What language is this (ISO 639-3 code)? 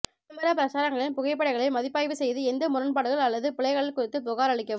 tam